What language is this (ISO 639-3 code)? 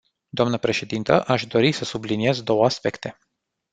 ron